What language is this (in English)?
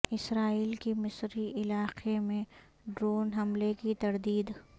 Urdu